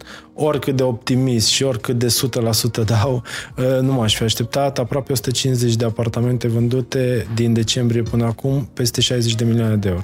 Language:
Romanian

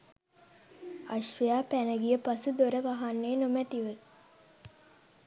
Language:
Sinhala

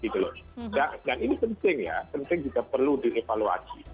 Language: Indonesian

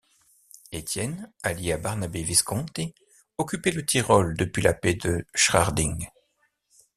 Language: French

